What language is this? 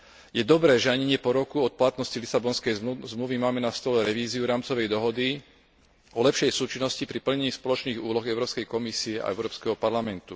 Slovak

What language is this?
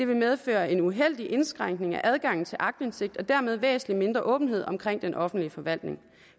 Danish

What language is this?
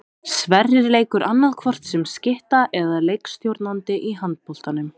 Icelandic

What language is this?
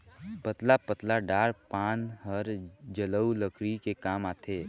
Chhattisgarhi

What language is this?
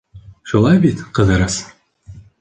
Bashkir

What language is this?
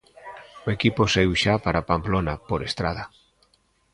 Galician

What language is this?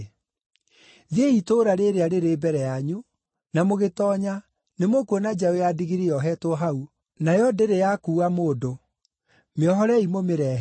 Kikuyu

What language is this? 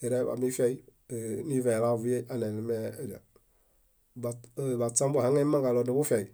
Bayot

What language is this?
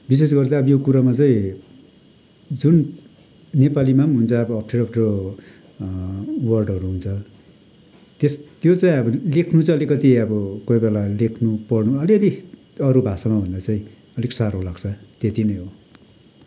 Nepali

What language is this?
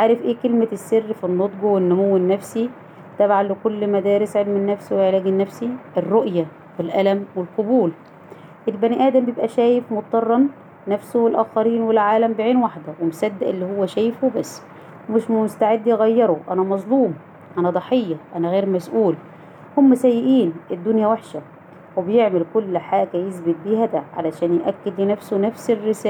Arabic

